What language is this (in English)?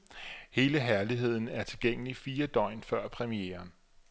Danish